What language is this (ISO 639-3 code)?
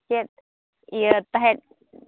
sat